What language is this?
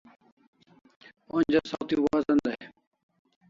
Kalasha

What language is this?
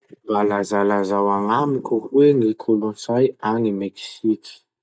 Masikoro Malagasy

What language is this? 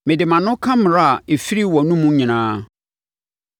Akan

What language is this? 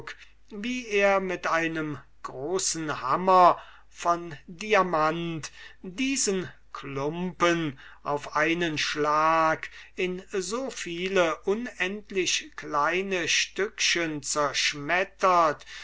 German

